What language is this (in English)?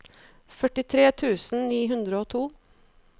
Norwegian